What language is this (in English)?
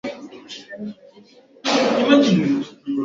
Swahili